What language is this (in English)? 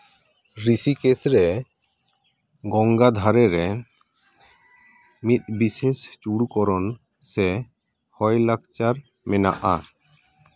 Santali